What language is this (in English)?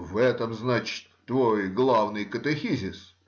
Russian